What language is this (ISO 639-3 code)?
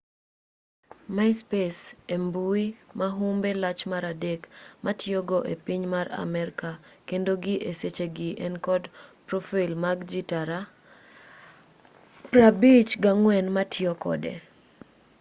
luo